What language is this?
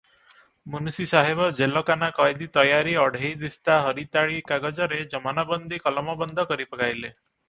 Odia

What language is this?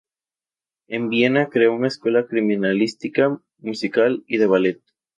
Spanish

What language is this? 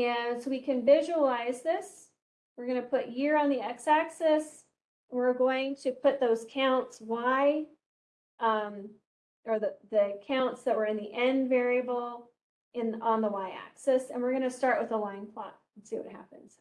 English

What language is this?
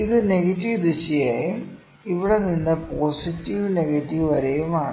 Malayalam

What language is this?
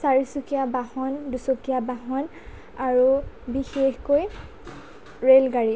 Assamese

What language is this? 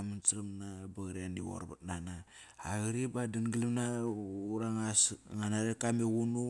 Kairak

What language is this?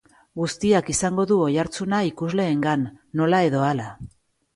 Basque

